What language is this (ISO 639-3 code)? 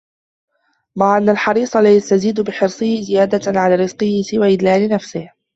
ara